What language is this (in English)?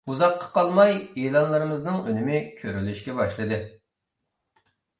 Uyghur